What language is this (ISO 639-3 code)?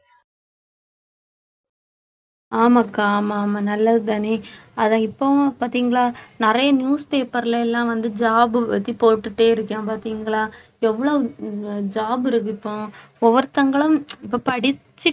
tam